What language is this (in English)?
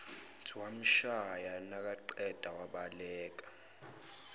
Zulu